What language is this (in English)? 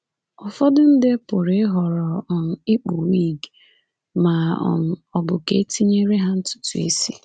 Igbo